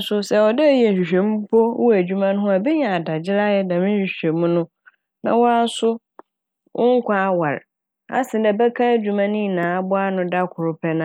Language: Akan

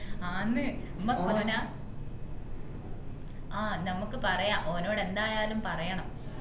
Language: Malayalam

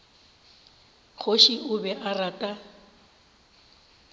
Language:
Northern Sotho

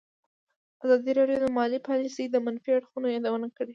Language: Pashto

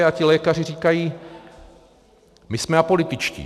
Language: Czech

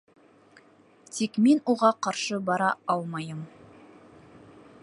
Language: Bashkir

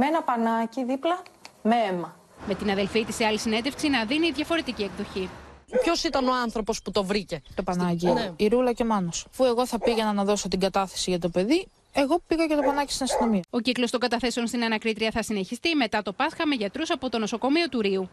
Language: Greek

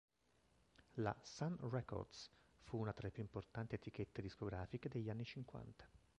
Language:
Italian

